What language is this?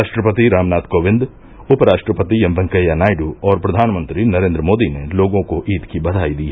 Hindi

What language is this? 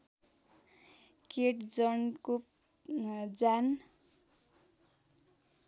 Nepali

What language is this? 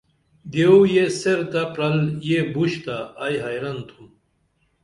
Dameli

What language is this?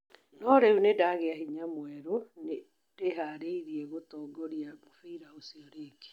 Kikuyu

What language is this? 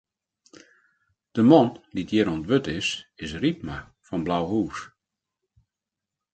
Western Frisian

